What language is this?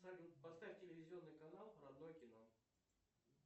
Russian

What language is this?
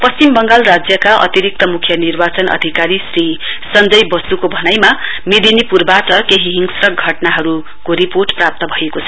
Nepali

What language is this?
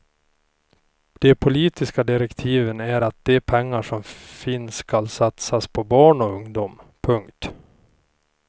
Swedish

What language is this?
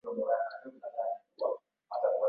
Swahili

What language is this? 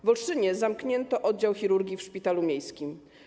Polish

